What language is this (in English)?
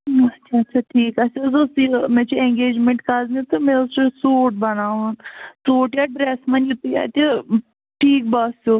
Kashmiri